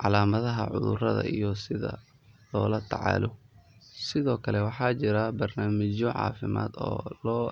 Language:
Somali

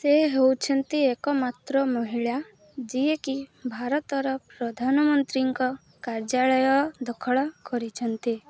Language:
Odia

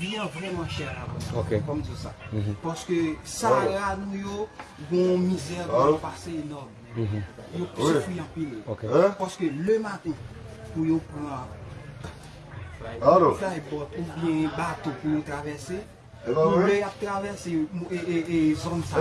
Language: French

